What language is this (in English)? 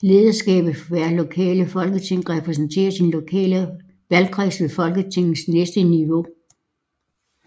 Danish